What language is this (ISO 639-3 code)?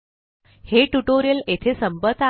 mar